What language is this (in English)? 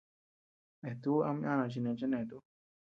Tepeuxila Cuicatec